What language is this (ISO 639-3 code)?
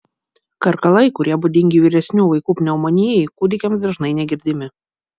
lit